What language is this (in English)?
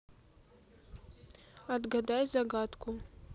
Russian